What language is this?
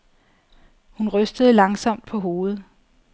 Danish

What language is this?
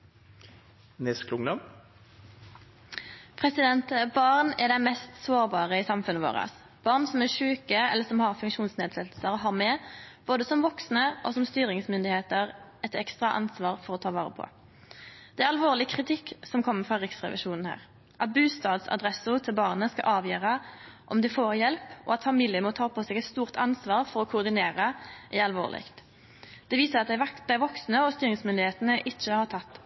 Norwegian Nynorsk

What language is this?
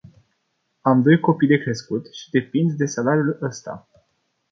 Romanian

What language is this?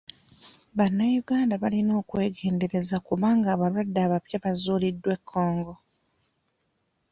Ganda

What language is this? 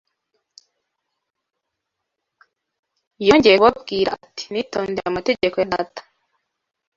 Kinyarwanda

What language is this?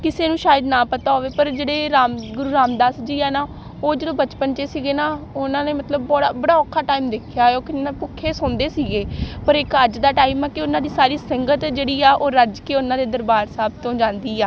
Punjabi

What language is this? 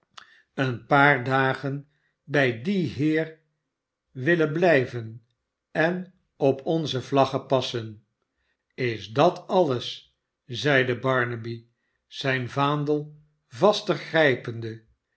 Dutch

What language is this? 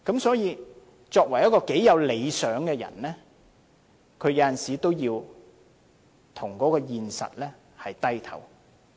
Cantonese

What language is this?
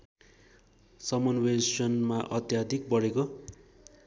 Nepali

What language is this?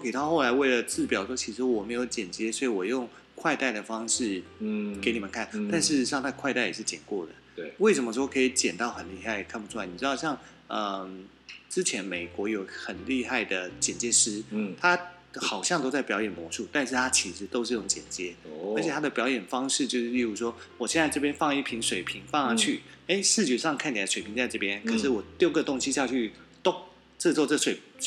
Chinese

